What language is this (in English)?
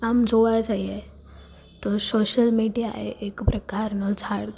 Gujarati